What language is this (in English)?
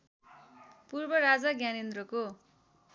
Nepali